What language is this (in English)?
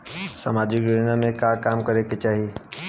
Bhojpuri